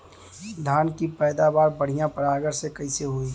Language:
Bhojpuri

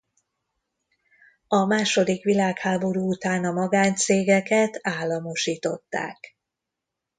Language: Hungarian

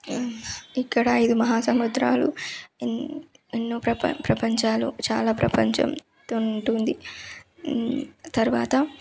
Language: Telugu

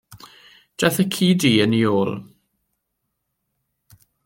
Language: Welsh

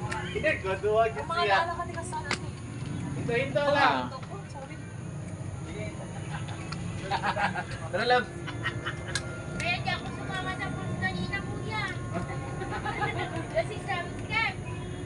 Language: Filipino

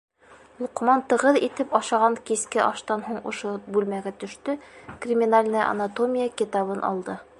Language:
Bashkir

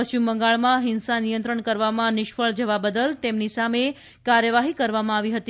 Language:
Gujarati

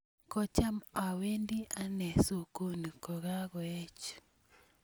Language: Kalenjin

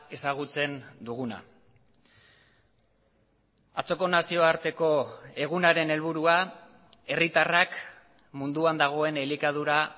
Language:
Basque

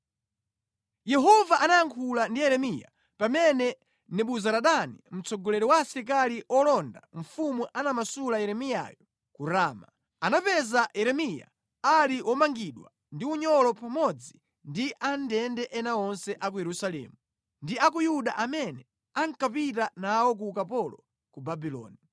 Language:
Nyanja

